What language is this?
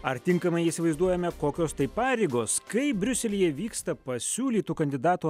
Lithuanian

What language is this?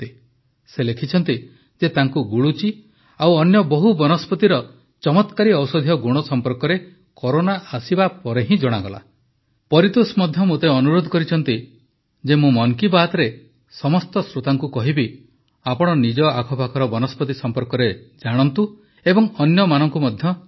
Odia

